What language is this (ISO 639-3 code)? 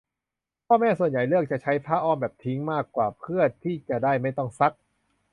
tha